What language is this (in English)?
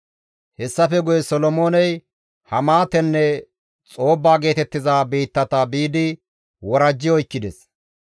Gamo